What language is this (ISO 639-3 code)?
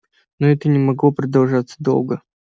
rus